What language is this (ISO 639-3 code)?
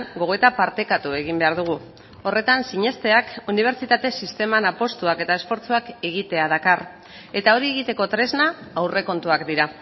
eus